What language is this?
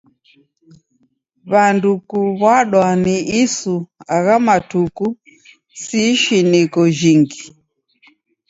Taita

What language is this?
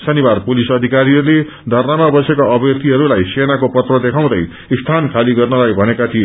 Nepali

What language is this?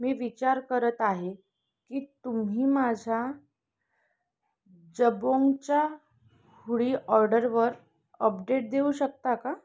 Marathi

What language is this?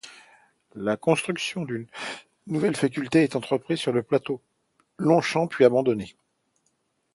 French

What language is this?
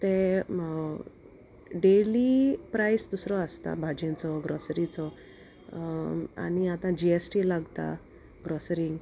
Konkani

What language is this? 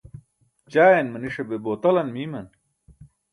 Burushaski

